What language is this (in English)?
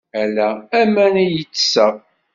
Kabyle